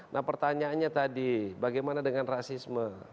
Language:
Indonesian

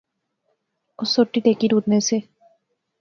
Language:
Pahari-Potwari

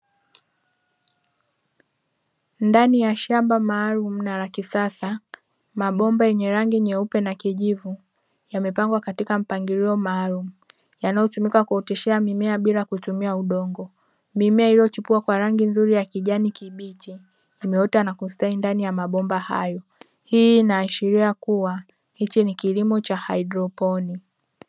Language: Swahili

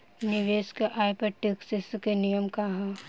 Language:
Bhojpuri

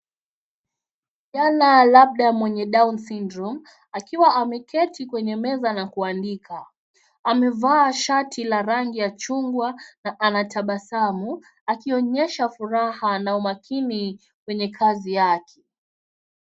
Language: Swahili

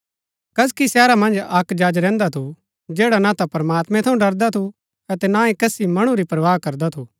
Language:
Gaddi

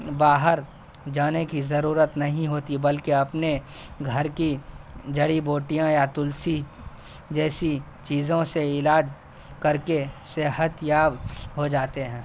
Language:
Urdu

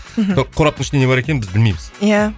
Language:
Kazakh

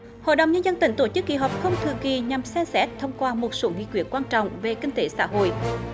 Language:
Vietnamese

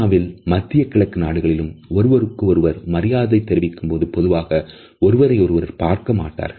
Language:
Tamil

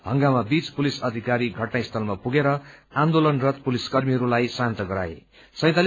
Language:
Nepali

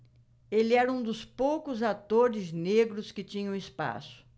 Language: Portuguese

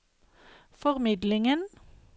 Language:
Norwegian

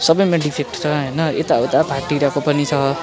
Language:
Nepali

